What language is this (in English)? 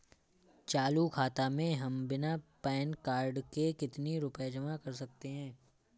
Hindi